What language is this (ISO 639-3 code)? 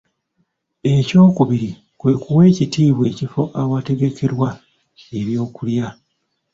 lug